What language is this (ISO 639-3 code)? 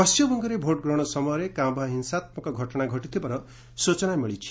ori